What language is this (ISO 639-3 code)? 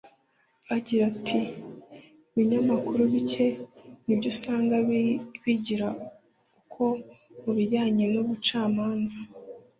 kin